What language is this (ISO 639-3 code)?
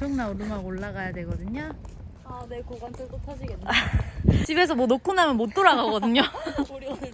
kor